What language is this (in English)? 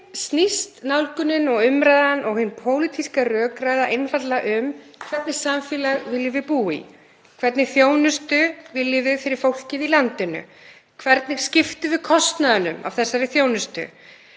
Icelandic